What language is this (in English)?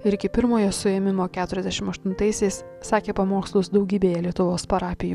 Lithuanian